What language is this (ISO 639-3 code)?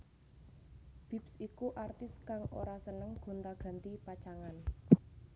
jav